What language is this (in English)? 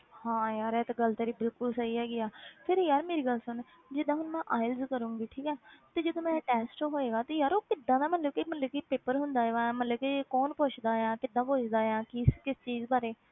Punjabi